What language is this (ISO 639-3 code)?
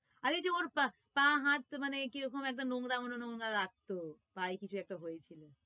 ben